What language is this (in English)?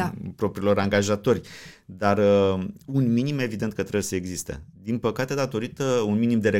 Romanian